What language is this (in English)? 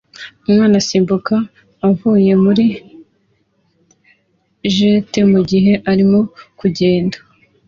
Kinyarwanda